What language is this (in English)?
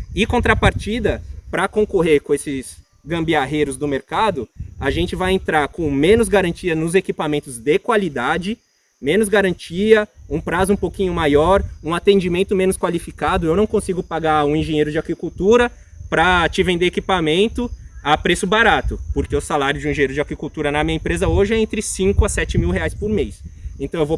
Portuguese